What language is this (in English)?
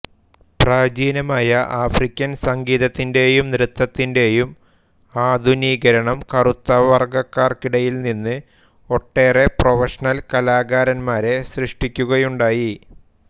Malayalam